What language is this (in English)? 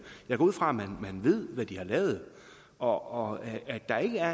Danish